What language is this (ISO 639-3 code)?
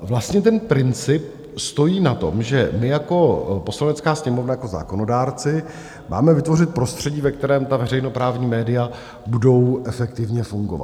ces